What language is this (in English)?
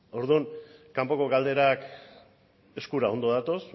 Basque